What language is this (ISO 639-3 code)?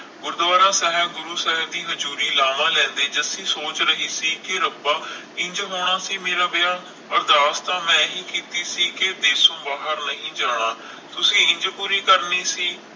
pan